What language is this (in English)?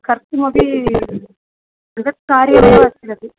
Sanskrit